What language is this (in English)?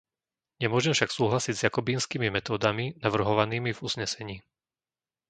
Slovak